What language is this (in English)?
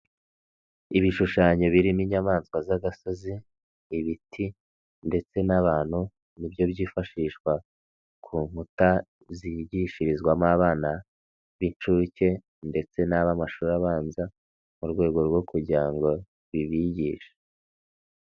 Kinyarwanda